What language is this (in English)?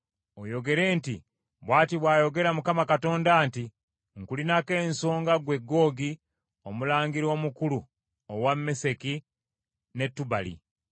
Ganda